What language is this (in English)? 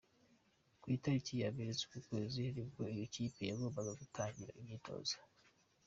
Kinyarwanda